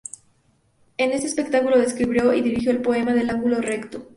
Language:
Spanish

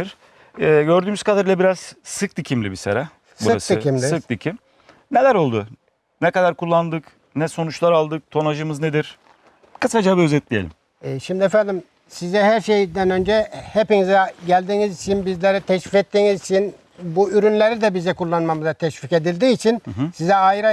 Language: Turkish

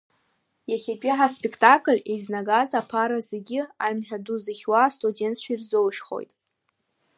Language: Abkhazian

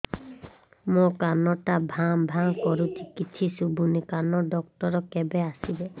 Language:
Odia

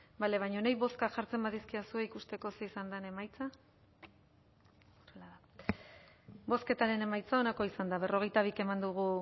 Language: Basque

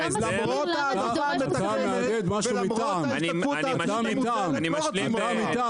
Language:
Hebrew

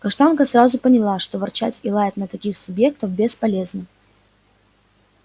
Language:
Russian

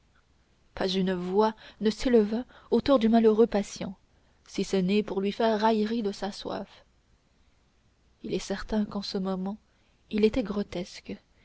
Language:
French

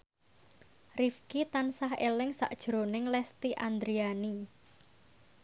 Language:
Javanese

